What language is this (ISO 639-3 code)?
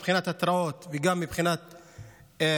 heb